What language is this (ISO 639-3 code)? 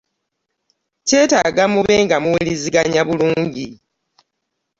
lug